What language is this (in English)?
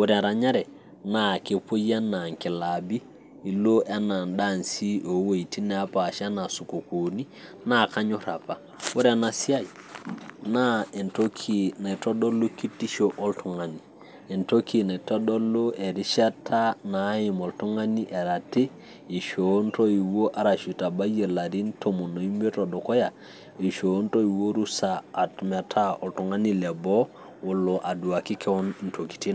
Masai